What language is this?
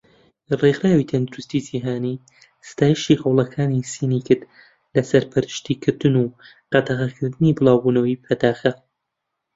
Central Kurdish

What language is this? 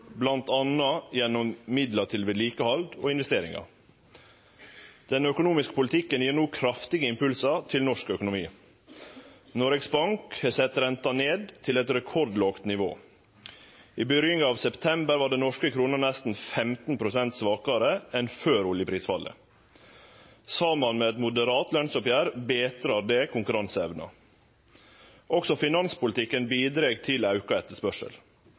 Norwegian Nynorsk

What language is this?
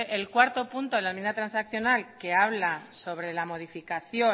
Spanish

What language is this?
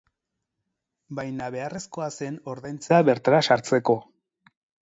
Basque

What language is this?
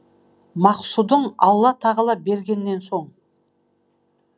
Kazakh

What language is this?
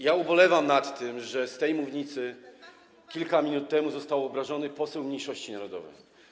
Polish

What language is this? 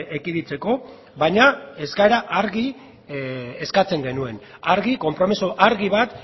Basque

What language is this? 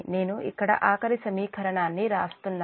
Telugu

